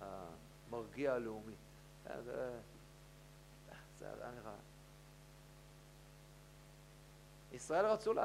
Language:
Hebrew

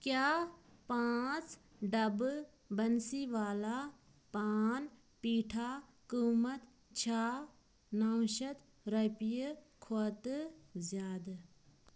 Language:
Kashmiri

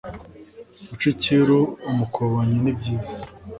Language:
Kinyarwanda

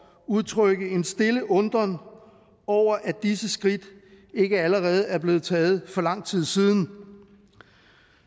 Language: Danish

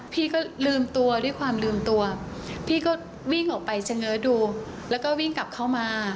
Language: Thai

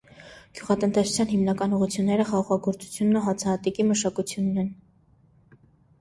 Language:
Armenian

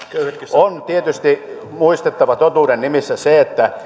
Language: Finnish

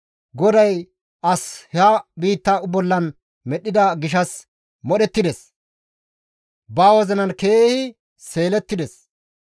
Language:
Gamo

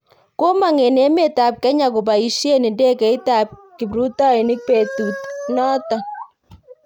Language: Kalenjin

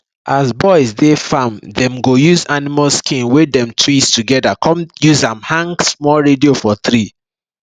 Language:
Nigerian Pidgin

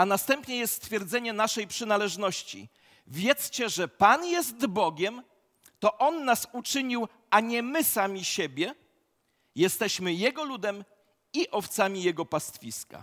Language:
Polish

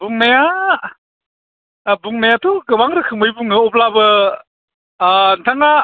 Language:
Bodo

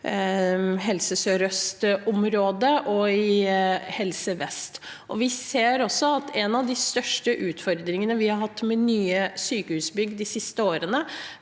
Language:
Norwegian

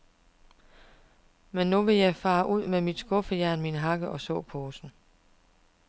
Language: Danish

